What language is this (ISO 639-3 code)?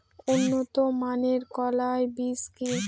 ben